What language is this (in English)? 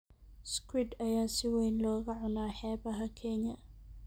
Somali